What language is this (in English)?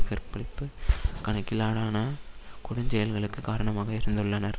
Tamil